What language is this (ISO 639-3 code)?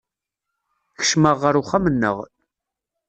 kab